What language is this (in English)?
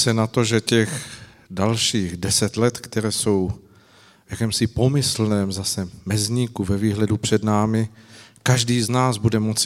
Czech